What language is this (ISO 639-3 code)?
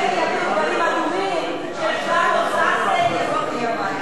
heb